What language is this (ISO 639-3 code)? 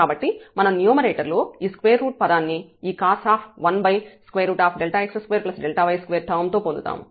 tel